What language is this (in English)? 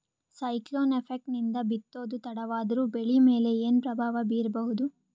Kannada